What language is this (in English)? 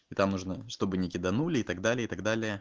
Russian